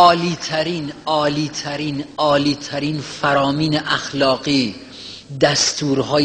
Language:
Persian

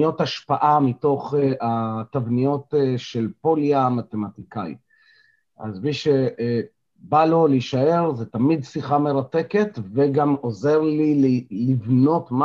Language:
Hebrew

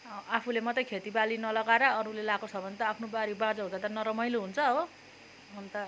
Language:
Nepali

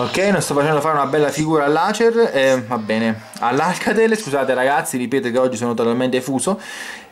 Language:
Italian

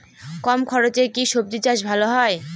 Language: Bangla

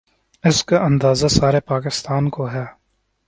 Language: Urdu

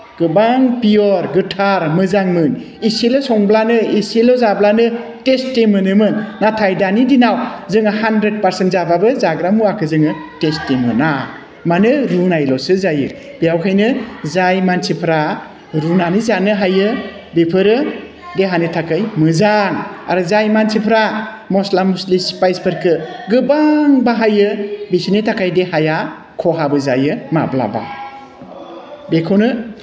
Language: Bodo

